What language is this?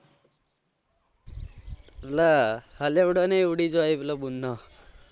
Gujarati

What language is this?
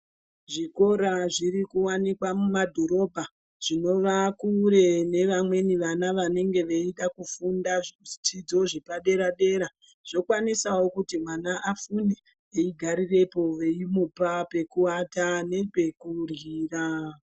Ndau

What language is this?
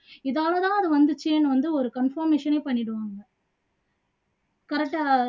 Tamil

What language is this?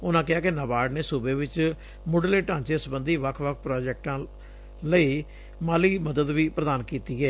Punjabi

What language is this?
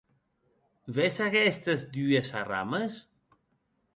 Occitan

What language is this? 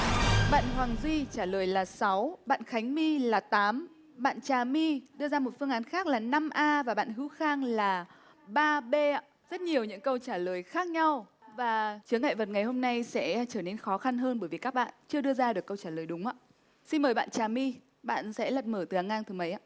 Vietnamese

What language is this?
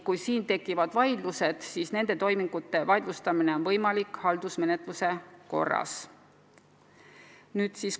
Estonian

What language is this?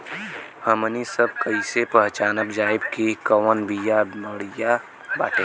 Bhojpuri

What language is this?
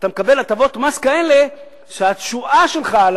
Hebrew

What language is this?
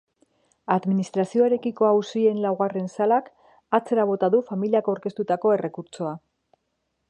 Basque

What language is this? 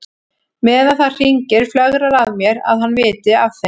Icelandic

